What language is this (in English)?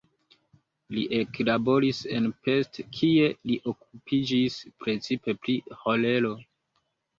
Esperanto